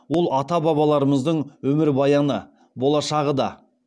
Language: Kazakh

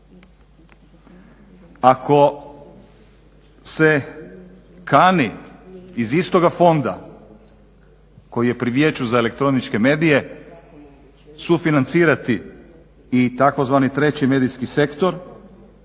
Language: Croatian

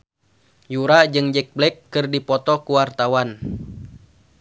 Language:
Sundanese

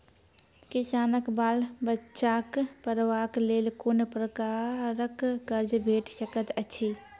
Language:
Maithili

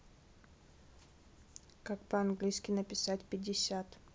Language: Russian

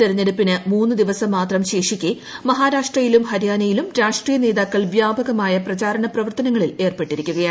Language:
Malayalam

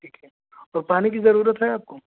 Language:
Urdu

